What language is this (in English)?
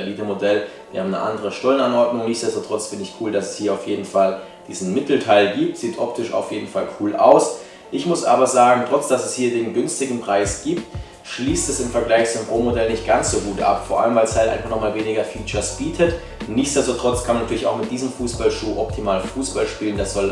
German